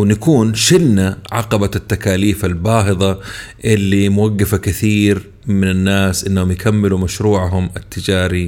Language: Arabic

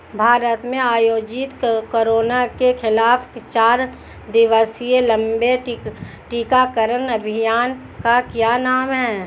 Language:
Hindi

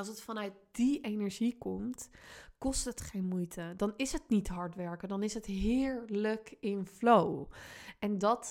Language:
Dutch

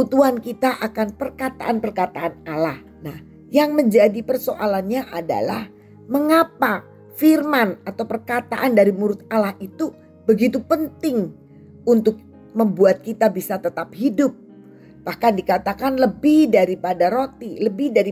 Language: Indonesian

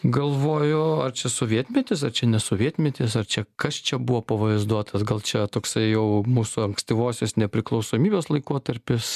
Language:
Lithuanian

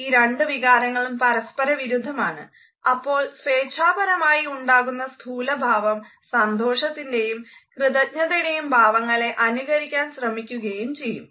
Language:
Malayalam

